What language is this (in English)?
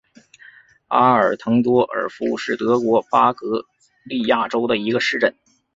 Chinese